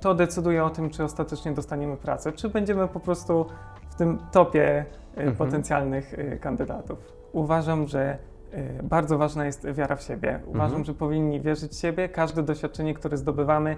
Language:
Polish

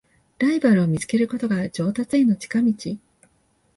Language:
Japanese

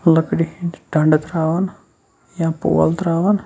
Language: Kashmiri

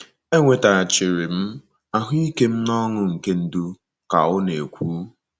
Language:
Igbo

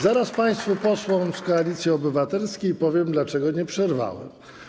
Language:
Polish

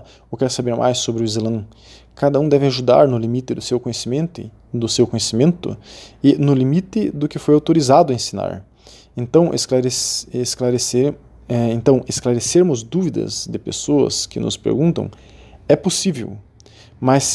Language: Portuguese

